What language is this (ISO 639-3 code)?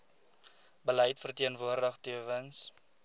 afr